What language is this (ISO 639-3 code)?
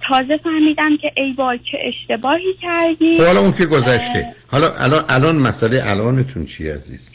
fas